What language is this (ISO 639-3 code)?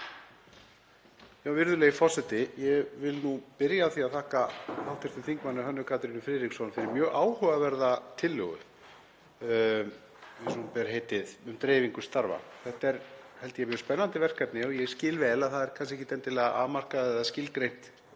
isl